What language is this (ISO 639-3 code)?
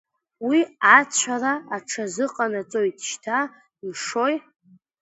abk